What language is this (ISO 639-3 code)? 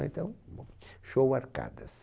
por